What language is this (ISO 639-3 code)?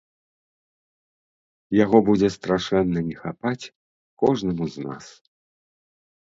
bel